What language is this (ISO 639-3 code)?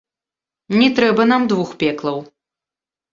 bel